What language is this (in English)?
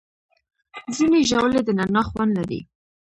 Pashto